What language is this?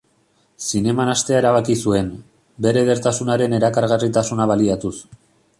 Basque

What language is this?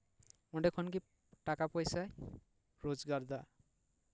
Santali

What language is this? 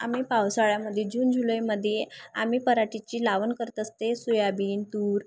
Marathi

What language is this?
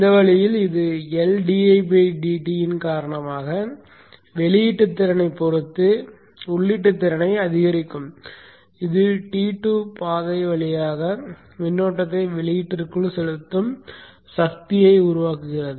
Tamil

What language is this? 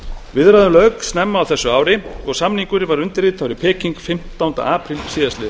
Icelandic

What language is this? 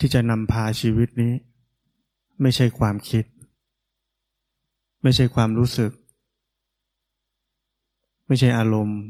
Thai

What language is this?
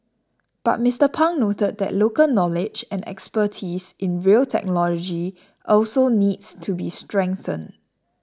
English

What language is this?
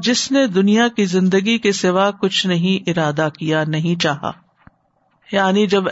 Urdu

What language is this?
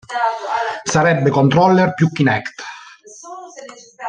Italian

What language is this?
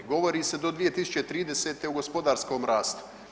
Croatian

